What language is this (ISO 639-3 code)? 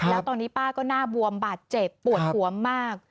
tha